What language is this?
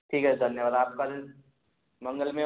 Hindi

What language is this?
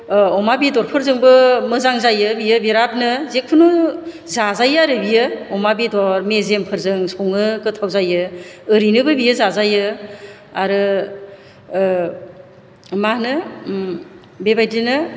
Bodo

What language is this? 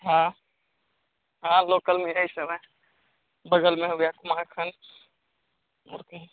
Hindi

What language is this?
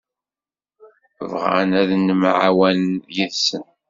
Kabyle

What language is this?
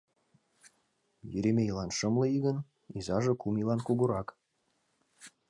Mari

